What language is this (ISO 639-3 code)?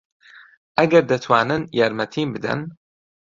ckb